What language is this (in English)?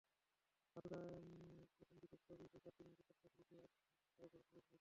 Bangla